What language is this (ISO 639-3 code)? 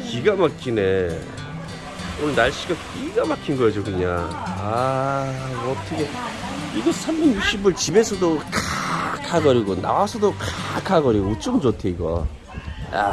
kor